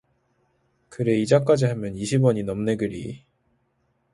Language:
Korean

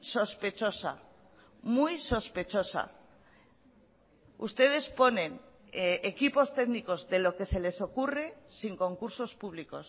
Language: Spanish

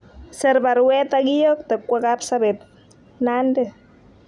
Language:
Kalenjin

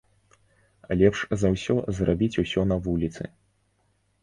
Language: Belarusian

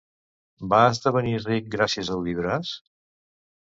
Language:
Catalan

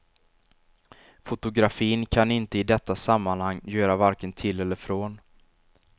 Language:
Swedish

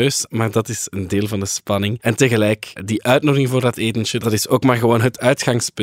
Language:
Dutch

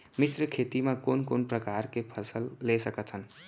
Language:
Chhattisgarhi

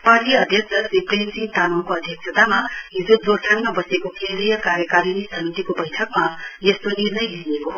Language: Nepali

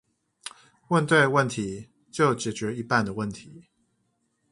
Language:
Chinese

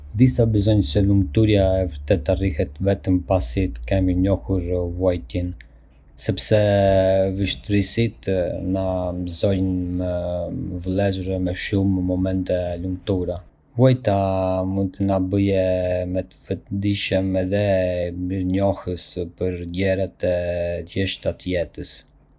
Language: Arbëreshë Albanian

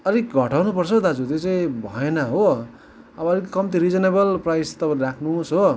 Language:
Nepali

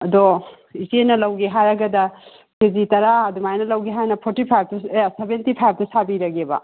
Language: Manipuri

